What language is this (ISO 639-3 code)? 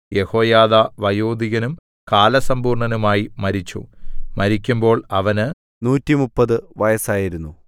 mal